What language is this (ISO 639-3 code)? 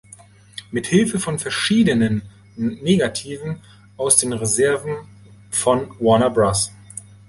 deu